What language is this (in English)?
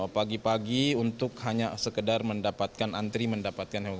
Indonesian